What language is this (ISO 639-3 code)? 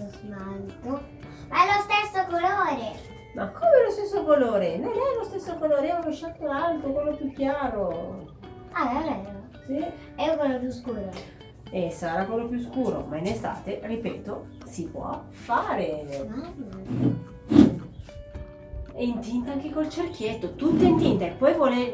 ita